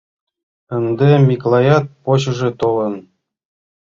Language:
Mari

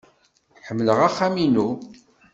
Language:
Kabyle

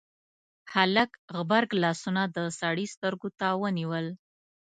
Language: Pashto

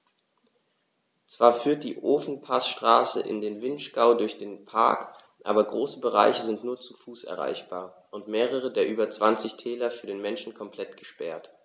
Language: German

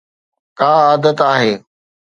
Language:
Sindhi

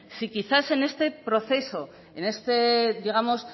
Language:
Spanish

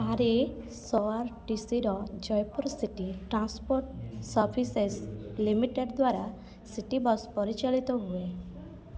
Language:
Odia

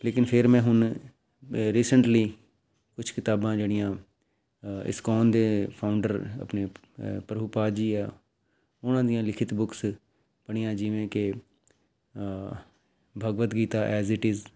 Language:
Punjabi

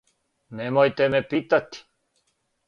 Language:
Serbian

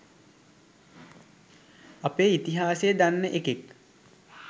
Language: Sinhala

